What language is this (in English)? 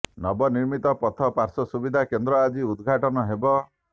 Odia